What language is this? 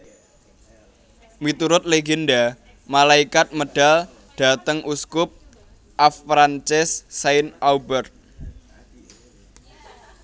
Javanese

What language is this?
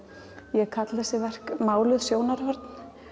Icelandic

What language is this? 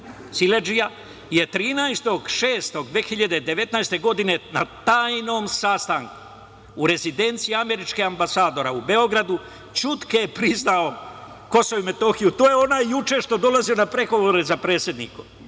Serbian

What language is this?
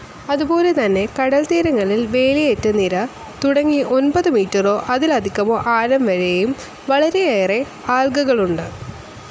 Malayalam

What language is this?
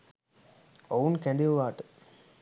Sinhala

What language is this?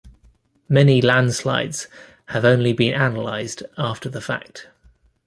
English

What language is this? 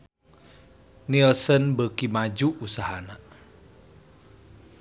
Sundanese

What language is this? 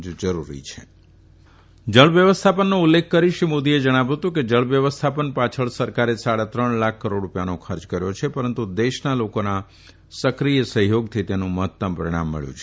Gujarati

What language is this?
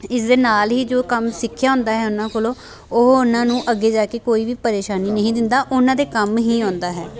Punjabi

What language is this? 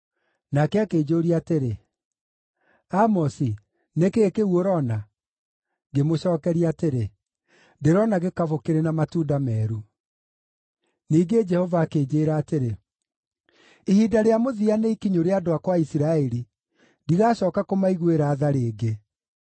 Kikuyu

